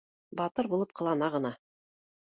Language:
Bashkir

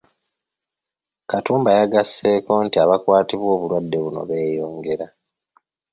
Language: Ganda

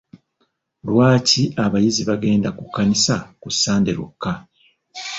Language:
Ganda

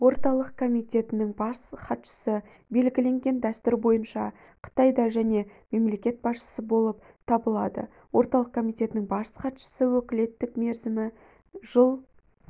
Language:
Kazakh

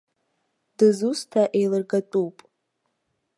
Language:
Abkhazian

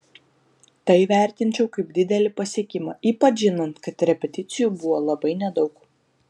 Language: Lithuanian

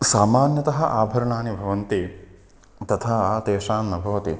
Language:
Sanskrit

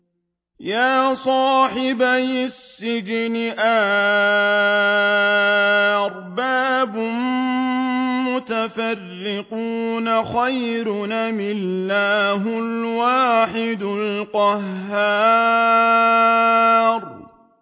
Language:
Arabic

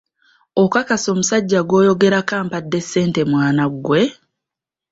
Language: Ganda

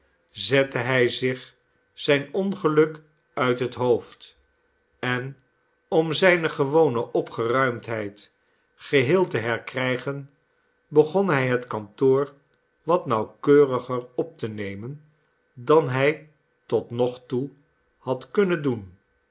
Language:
Dutch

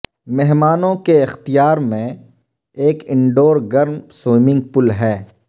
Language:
Urdu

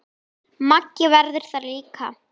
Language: Icelandic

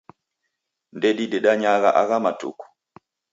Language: Taita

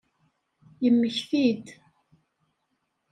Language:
Kabyle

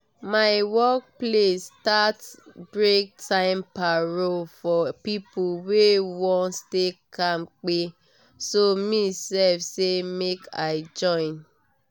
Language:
Nigerian Pidgin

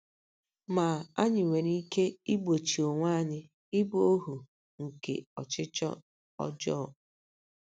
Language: Igbo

